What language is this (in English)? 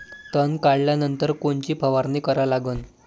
Marathi